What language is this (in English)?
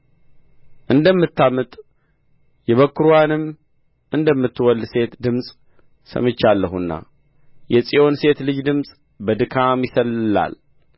Amharic